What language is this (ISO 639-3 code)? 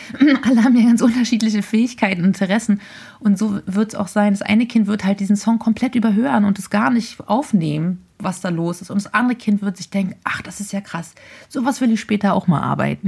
deu